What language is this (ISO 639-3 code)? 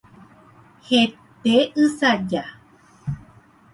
grn